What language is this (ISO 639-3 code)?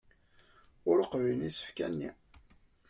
kab